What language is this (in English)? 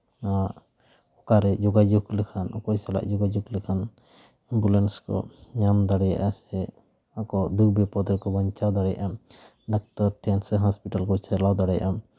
Santali